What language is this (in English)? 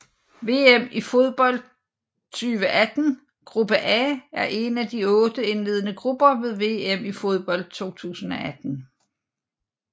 Danish